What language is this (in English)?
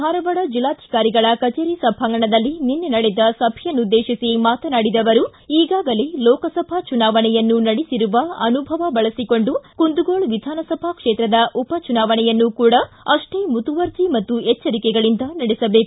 Kannada